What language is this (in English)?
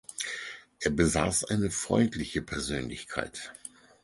German